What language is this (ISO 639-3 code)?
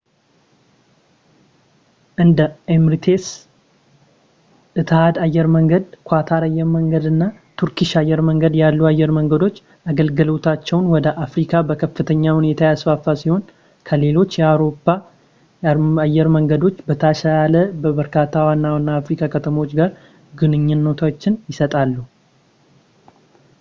amh